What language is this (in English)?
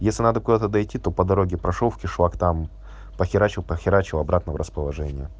Russian